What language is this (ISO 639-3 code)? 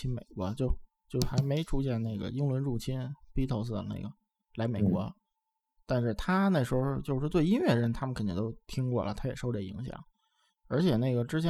zho